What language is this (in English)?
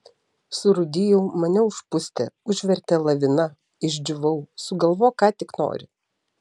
Lithuanian